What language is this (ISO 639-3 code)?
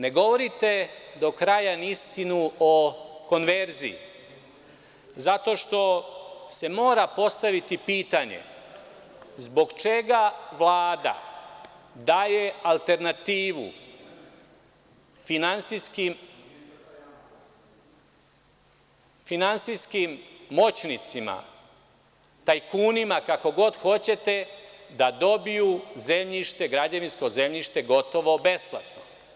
srp